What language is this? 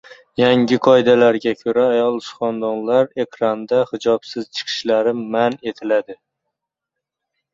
Uzbek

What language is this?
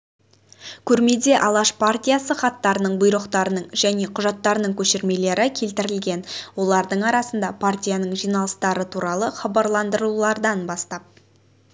Kazakh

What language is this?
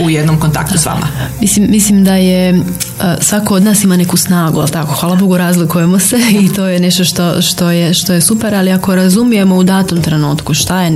Croatian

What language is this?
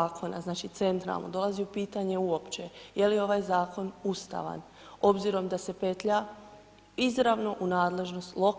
Croatian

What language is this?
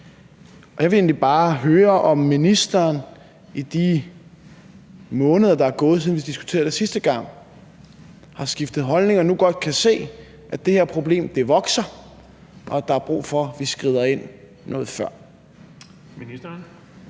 Danish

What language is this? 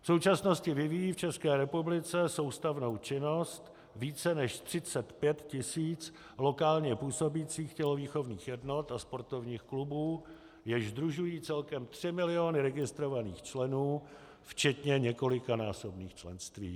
Czech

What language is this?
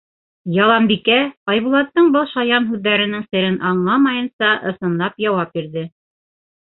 Bashkir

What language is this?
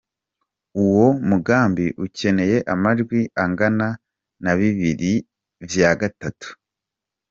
Kinyarwanda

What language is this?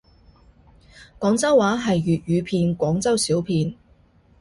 Cantonese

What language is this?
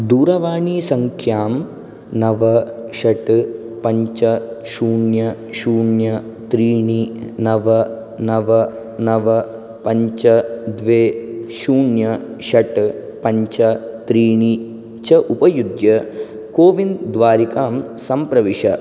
Sanskrit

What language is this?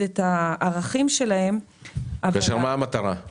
Hebrew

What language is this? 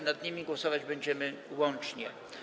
Polish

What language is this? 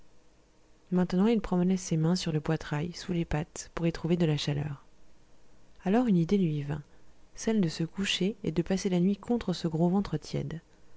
French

